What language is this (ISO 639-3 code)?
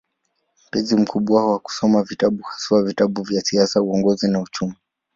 swa